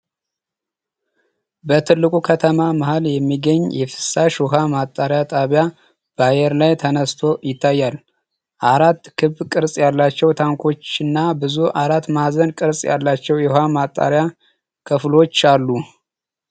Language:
Amharic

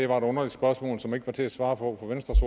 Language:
Danish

